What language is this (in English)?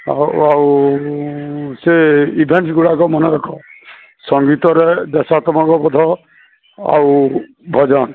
Odia